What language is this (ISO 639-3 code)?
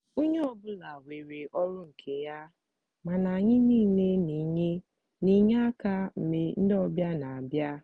ibo